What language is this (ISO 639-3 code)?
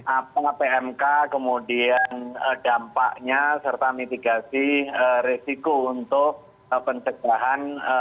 ind